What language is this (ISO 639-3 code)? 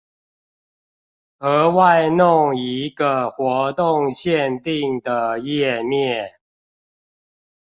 zho